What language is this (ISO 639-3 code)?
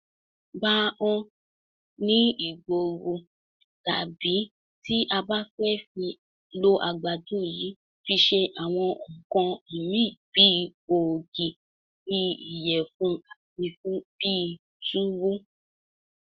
yor